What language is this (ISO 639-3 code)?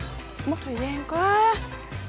vie